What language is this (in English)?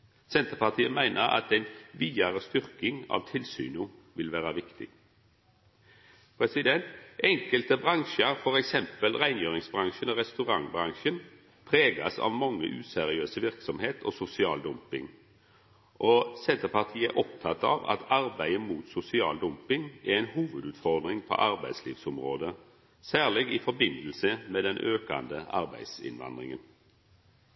Norwegian Nynorsk